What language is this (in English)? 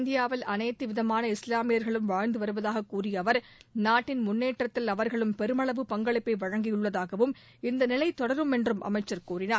Tamil